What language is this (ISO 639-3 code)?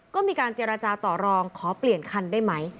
tha